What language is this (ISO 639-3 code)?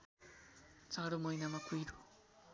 nep